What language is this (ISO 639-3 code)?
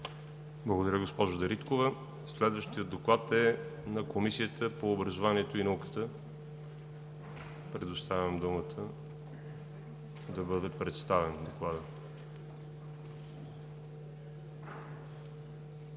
bul